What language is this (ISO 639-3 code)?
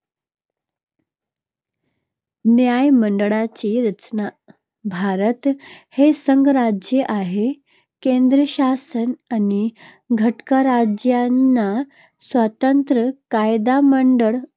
mar